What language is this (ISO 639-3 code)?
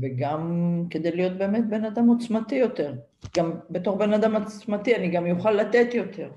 heb